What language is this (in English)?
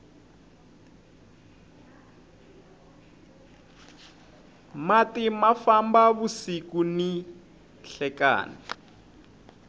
Tsonga